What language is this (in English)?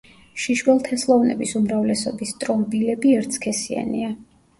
Georgian